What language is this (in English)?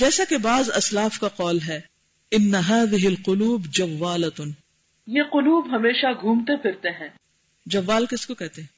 Urdu